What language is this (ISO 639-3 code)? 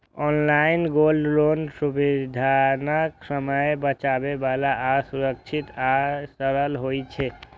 mai